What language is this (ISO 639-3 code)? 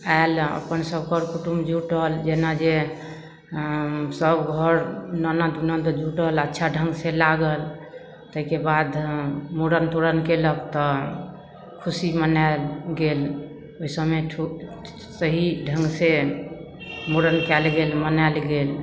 mai